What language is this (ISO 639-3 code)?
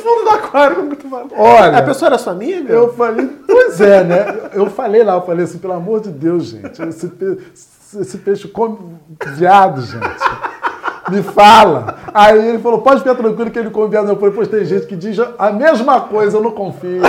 por